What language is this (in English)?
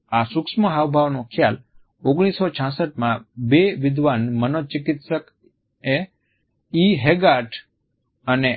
Gujarati